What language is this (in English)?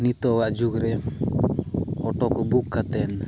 Santali